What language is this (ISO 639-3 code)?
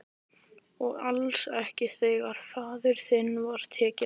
isl